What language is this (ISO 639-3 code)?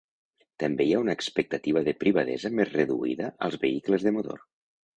cat